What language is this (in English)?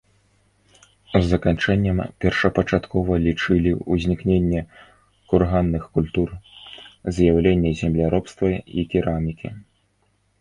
Belarusian